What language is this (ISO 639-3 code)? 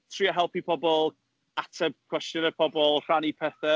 cym